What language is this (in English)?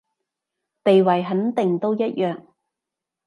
Cantonese